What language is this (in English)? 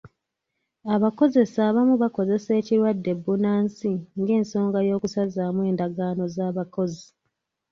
Ganda